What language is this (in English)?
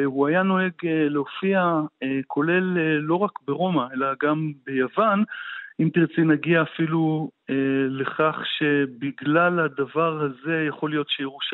Hebrew